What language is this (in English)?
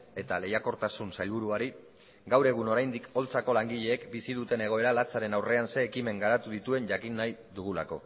Basque